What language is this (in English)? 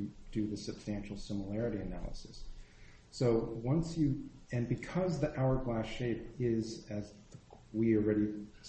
English